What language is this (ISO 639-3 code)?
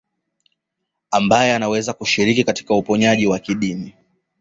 swa